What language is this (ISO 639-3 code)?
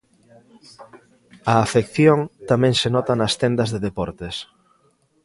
glg